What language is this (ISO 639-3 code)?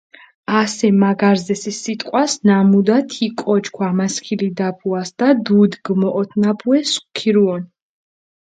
xmf